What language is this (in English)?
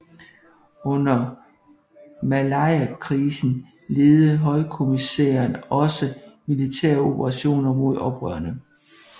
Danish